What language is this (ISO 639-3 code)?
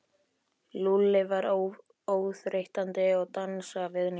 isl